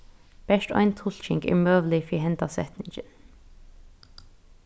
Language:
Faroese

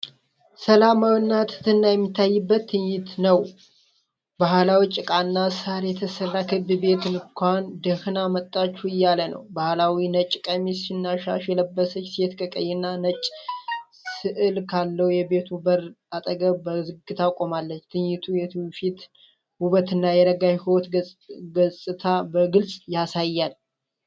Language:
Amharic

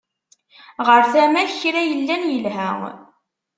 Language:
Kabyle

